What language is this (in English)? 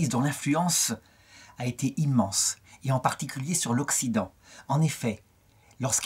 French